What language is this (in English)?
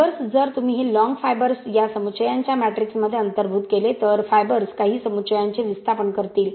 Marathi